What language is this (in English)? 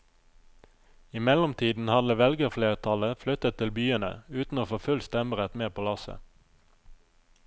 Norwegian